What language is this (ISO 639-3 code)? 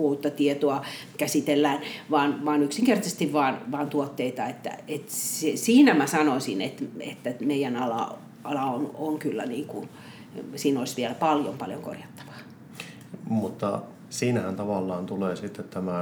fin